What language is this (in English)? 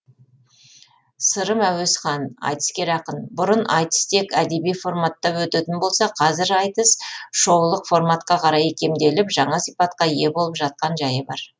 Kazakh